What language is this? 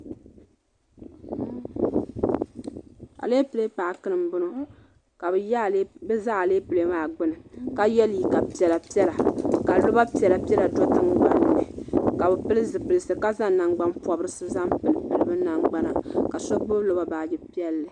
Dagbani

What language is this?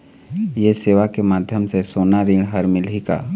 Chhattisgarhi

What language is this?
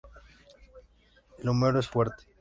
Spanish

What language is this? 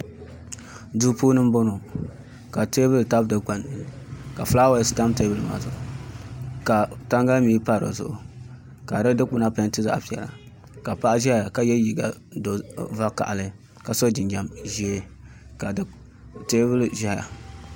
Dagbani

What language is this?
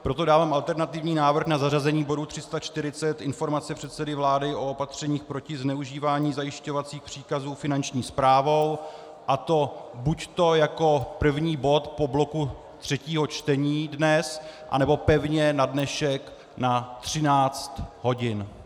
Czech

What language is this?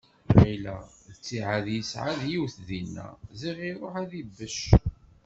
Kabyle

